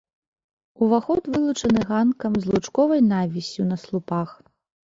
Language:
Belarusian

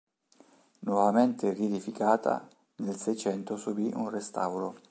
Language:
Italian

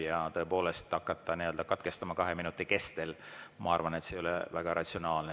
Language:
Estonian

